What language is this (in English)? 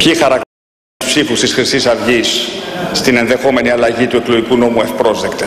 Greek